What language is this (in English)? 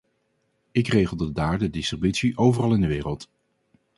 Dutch